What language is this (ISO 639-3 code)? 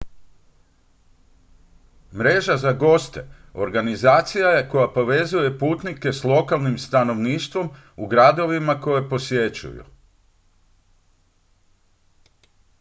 hrv